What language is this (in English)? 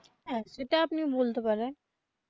Bangla